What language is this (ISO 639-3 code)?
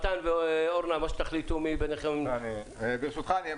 heb